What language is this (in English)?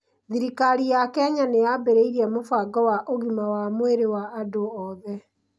Kikuyu